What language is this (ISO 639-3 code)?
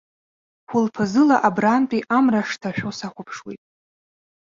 abk